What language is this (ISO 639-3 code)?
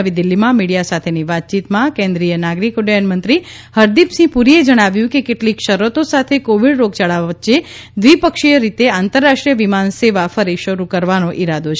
guj